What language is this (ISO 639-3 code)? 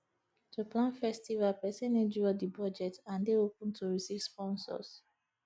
pcm